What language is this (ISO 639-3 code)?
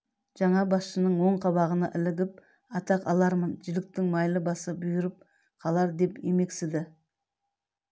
kaz